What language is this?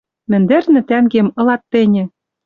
Western Mari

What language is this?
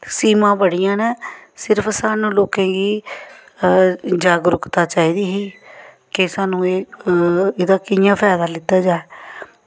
Dogri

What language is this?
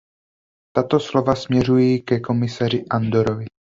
Czech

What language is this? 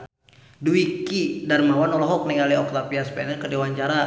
Sundanese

